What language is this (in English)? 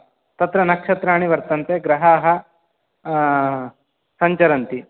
Sanskrit